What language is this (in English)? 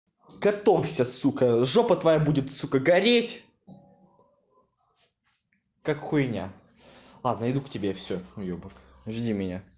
Russian